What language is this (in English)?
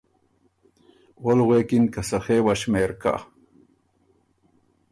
Ormuri